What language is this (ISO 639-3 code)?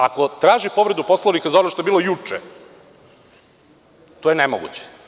srp